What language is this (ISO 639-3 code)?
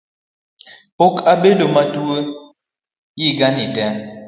luo